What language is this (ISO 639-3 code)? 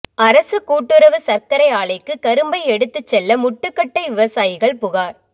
tam